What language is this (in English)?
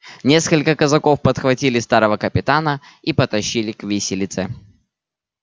Russian